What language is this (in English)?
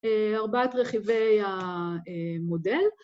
Hebrew